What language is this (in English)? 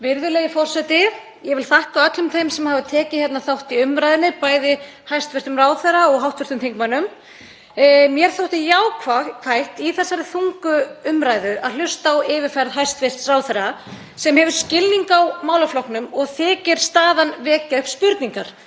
Icelandic